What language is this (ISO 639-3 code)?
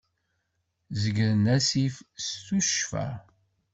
kab